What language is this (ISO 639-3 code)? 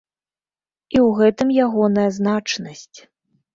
bel